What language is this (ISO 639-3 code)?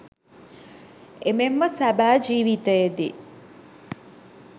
sin